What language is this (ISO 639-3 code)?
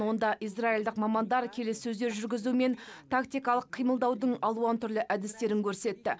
kaz